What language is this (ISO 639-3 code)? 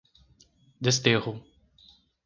por